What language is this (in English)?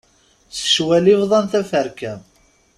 Kabyle